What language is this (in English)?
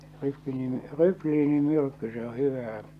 Finnish